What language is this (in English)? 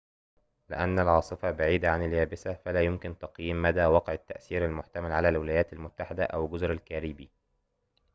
Arabic